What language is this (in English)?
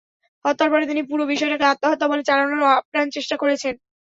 Bangla